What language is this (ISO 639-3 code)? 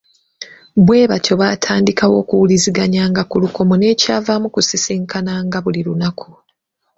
lug